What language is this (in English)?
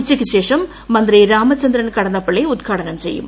Malayalam